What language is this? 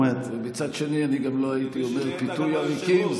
Hebrew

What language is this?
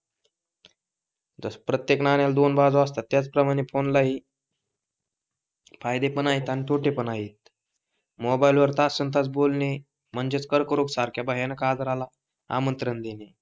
Marathi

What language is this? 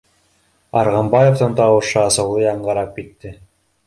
Bashkir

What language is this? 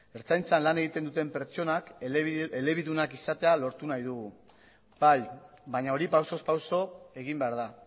Basque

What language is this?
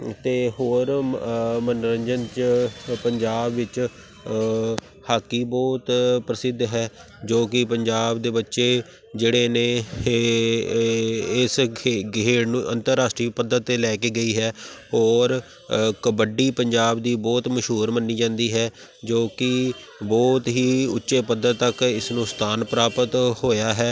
Punjabi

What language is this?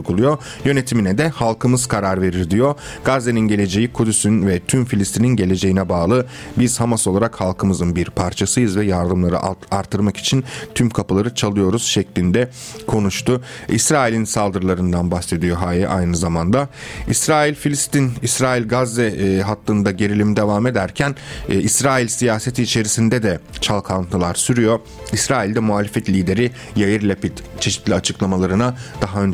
Turkish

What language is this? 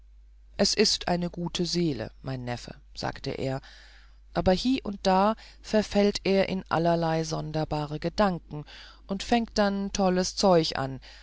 German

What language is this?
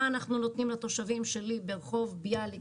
Hebrew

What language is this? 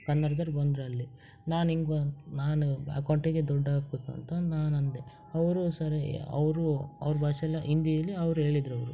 Kannada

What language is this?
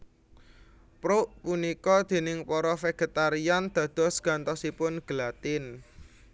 Javanese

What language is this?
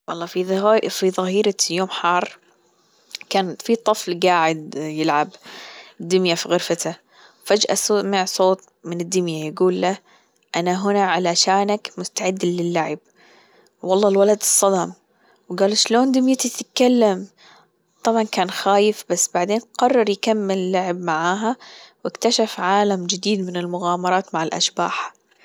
Gulf Arabic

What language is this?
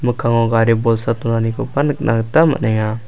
Garo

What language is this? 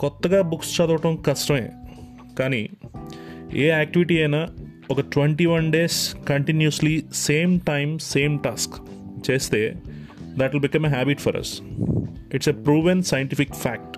Telugu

